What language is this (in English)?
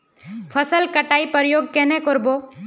Magahi